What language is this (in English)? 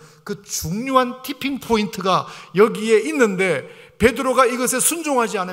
Korean